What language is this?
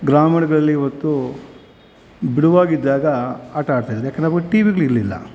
Kannada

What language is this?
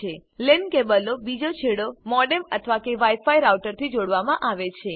Gujarati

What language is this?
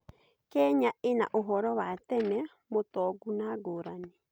Kikuyu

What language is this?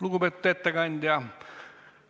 Estonian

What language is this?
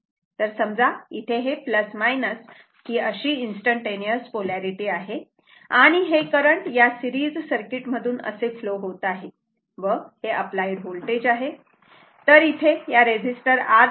Marathi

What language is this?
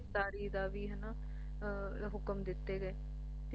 Punjabi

